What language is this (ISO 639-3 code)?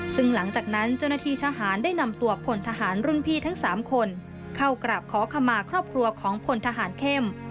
tha